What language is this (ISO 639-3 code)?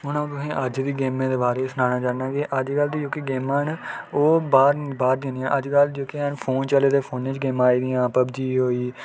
doi